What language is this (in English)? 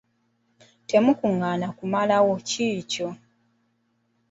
Ganda